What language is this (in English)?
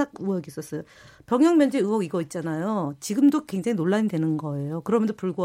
Korean